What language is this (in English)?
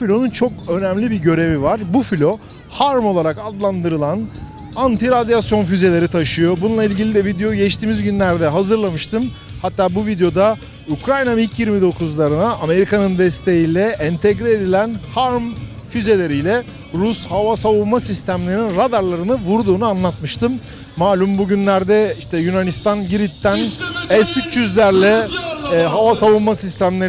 Turkish